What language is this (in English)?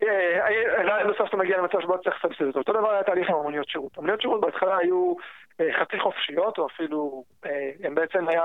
Hebrew